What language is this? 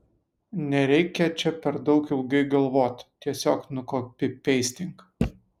Lithuanian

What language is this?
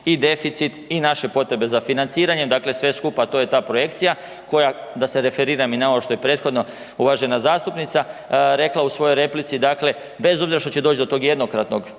Croatian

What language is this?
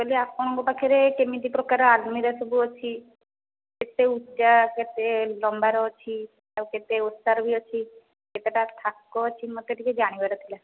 Odia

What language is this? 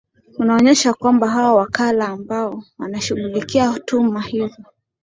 Swahili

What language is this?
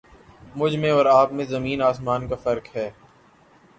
Urdu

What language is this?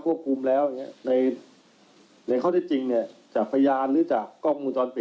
Thai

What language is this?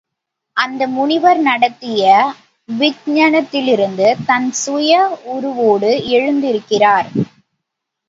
Tamil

